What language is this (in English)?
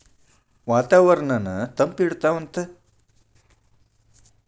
Kannada